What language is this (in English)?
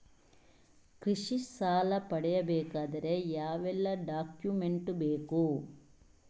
Kannada